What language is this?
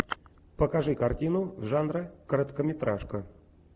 Russian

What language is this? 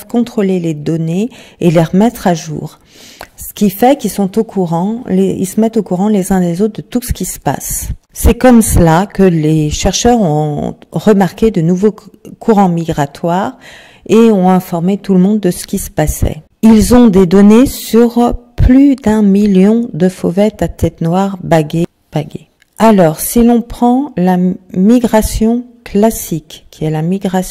French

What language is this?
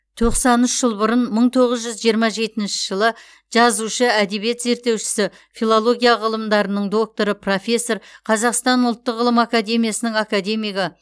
Kazakh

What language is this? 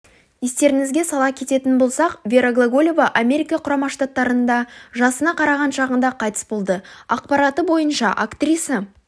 Kazakh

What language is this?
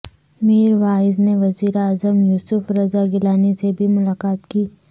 Urdu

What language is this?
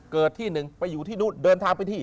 Thai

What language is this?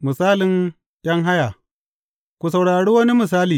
Hausa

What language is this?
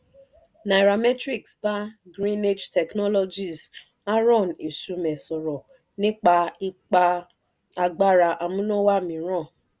Yoruba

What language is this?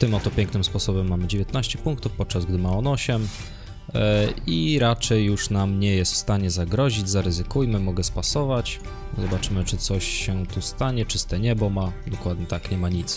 Polish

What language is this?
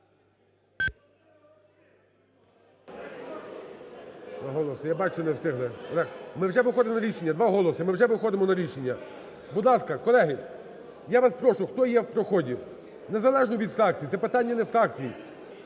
Ukrainian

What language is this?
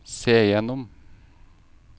Norwegian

